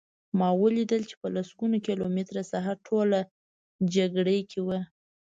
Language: Pashto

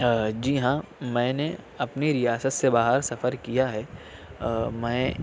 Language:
Urdu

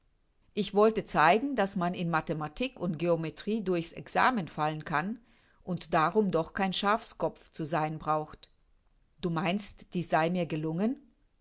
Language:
German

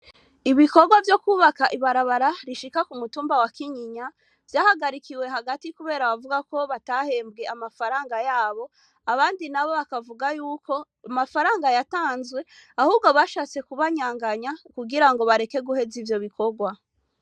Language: Rundi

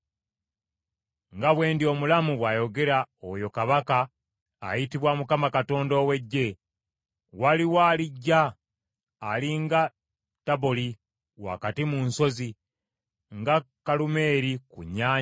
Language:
Ganda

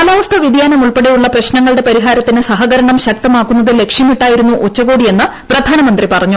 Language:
Malayalam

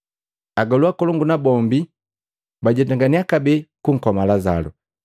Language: Matengo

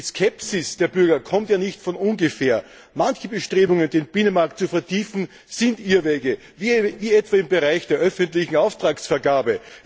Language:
German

